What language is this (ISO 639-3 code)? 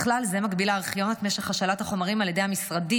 heb